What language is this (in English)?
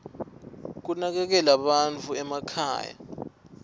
Swati